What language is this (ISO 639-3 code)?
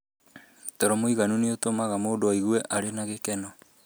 kik